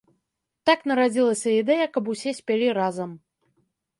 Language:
Belarusian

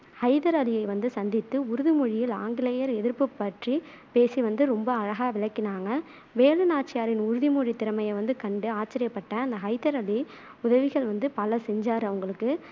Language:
Tamil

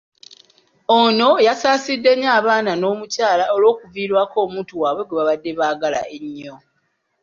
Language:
Ganda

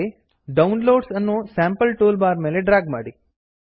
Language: Kannada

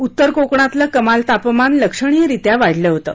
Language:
Marathi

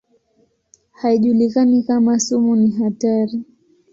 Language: Swahili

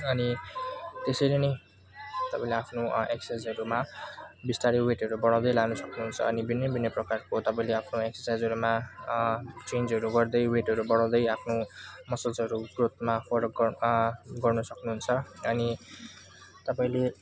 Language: Nepali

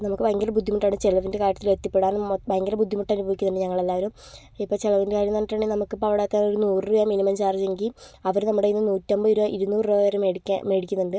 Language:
Malayalam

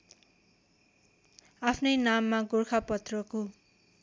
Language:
Nepali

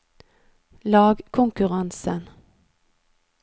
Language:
Norwegian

